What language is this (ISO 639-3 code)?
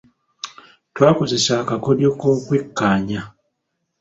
lug